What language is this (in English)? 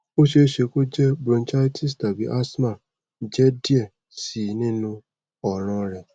Yoruba